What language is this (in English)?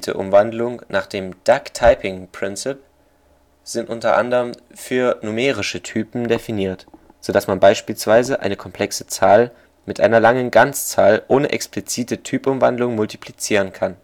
German